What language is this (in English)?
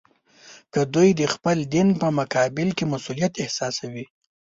Pashto